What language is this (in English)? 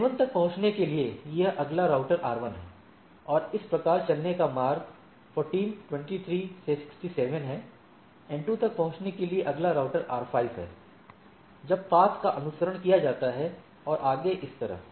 Hindi